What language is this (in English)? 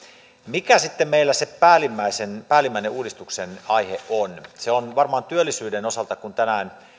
Finnish